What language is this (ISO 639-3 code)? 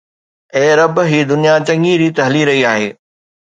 snd